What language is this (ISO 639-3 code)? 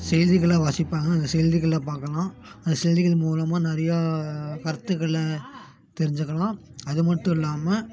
tam